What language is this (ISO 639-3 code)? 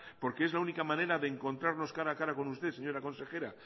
spa